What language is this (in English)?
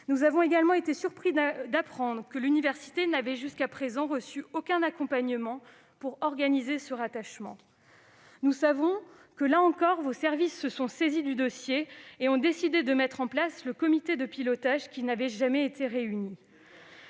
French